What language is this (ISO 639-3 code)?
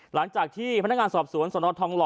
tha